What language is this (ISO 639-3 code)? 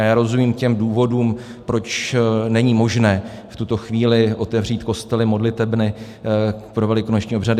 ces